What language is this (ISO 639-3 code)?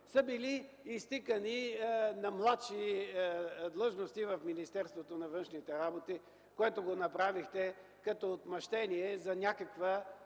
bul